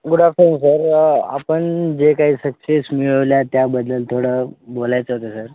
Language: Marathi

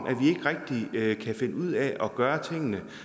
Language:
Danish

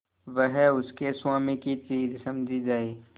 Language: Hindi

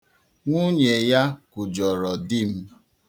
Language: Igbo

